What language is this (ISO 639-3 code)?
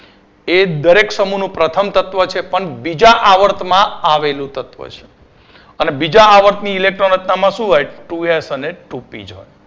guj